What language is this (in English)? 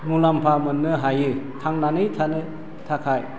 Bodo